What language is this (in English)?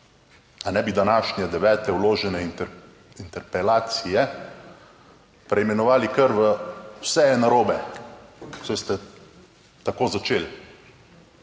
Slovenian